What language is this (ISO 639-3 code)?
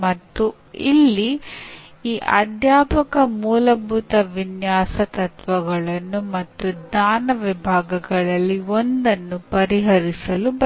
kan